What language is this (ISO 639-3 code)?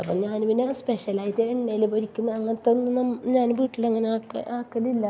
mal